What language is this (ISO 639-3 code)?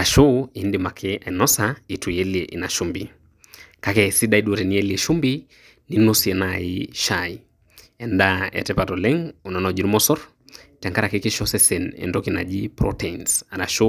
mas